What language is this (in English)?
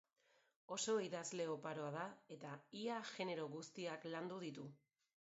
Basque